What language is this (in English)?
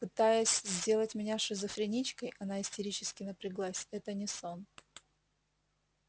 Russian